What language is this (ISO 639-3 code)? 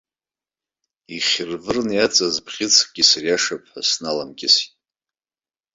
abk